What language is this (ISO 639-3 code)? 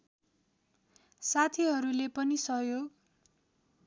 nep